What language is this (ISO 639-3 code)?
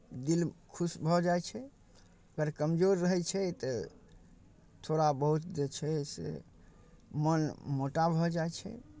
mai